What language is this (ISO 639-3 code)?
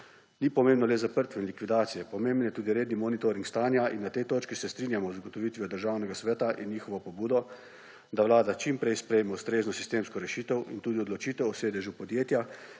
slv